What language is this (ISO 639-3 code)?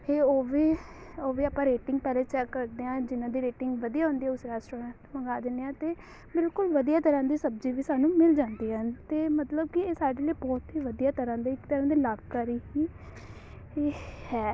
pan